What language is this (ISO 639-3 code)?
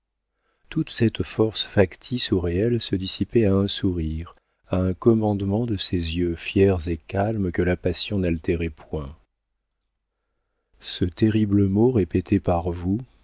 fra